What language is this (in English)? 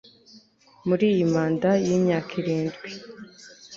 Kinyarwanda